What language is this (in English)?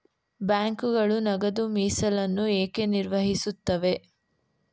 Kannada